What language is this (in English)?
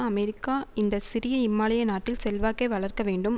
Tamil